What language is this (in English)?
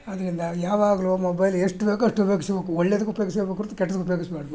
Kannada